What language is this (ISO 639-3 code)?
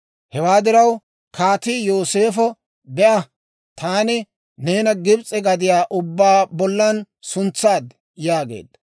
dwr